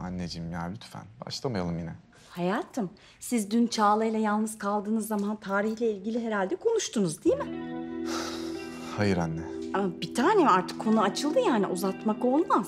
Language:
Turkish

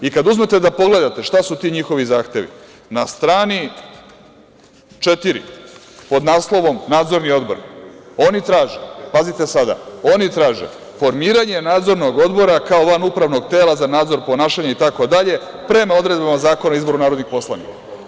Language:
Serbian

